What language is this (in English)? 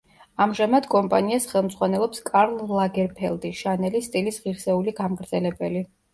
Georgian